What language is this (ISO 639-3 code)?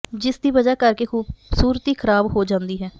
pan